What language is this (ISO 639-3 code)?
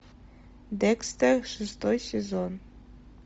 rus